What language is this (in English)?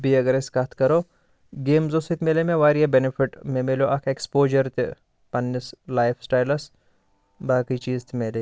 Kashmiri